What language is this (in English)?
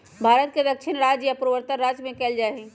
Magahi